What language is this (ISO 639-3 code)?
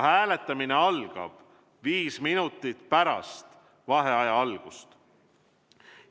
est